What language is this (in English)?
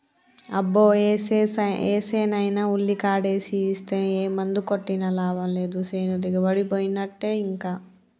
Telugu